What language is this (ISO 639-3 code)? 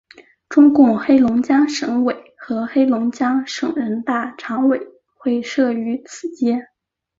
zho